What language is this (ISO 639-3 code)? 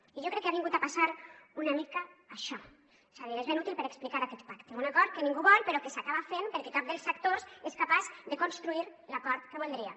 cat